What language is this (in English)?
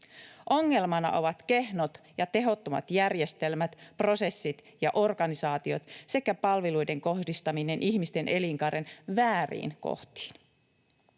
Finnish